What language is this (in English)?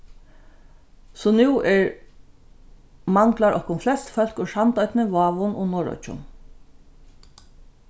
Faroese